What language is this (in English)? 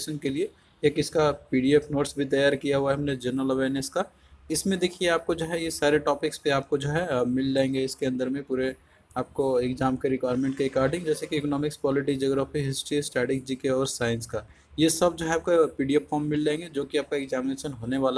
Hindi